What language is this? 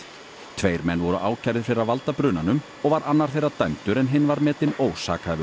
Icelandic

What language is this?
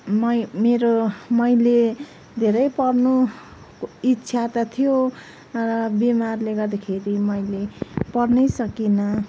Nepali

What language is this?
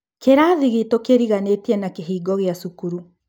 Kikuyu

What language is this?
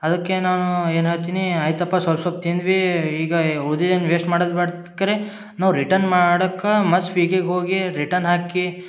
Kannada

